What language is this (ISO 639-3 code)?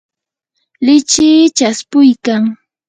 qur